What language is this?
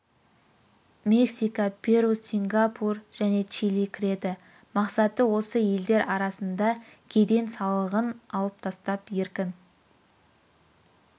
Kazakh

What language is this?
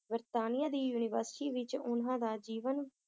Punjabi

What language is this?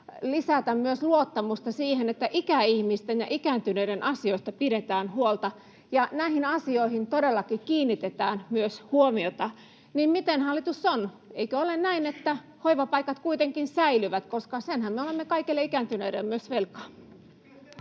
Finnish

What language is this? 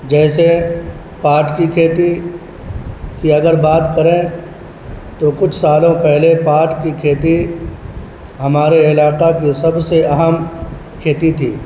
Urdu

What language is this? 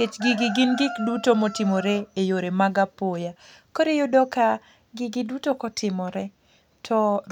Luo (Kenya and Tanzania)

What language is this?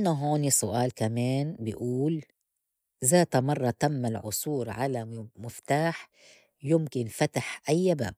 North Levantine Arabic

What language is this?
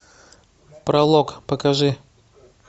Russian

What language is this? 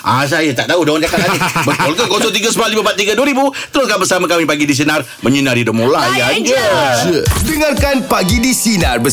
Malay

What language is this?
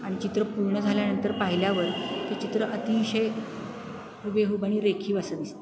Marathi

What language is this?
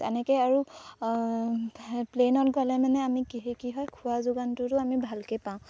Assamese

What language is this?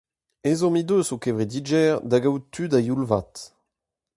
Breton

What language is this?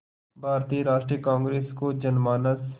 Hindi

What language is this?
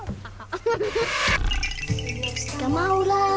Icelandic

